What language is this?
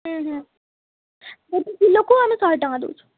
Odia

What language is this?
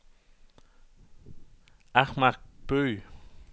Danish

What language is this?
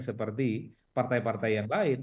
Indonesian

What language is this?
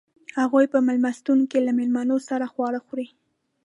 Pashto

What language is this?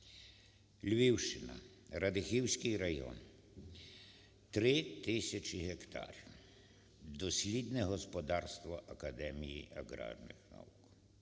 Ukrainian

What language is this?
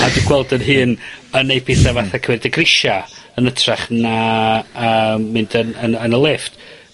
Welsh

